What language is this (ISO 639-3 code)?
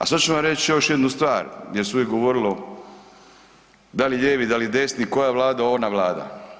hrv